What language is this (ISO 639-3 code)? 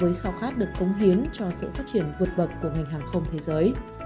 vie